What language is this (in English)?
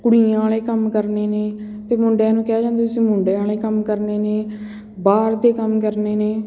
Punjabi